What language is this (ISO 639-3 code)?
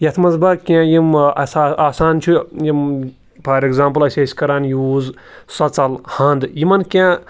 kas